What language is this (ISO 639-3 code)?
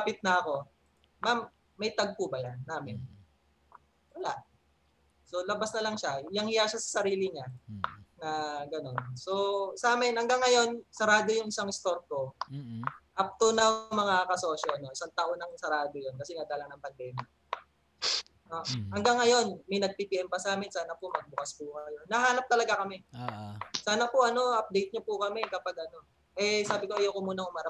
fil